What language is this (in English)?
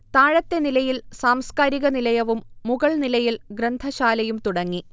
Malayalam